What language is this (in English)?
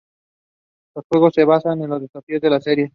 Spanish